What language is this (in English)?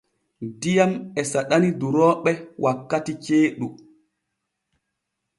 Borgu Fulfulde